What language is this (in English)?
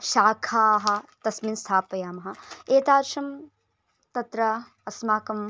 Sanskrit